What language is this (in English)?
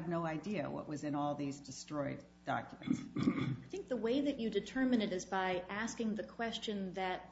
English